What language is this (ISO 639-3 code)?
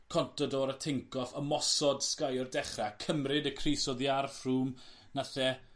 cym